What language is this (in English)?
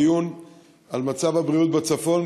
Hebrew